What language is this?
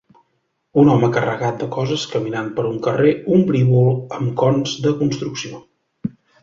Catalan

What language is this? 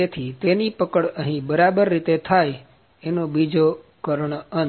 Gujarati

